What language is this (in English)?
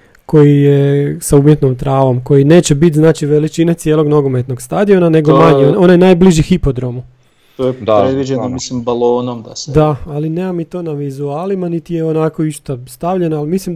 Croatian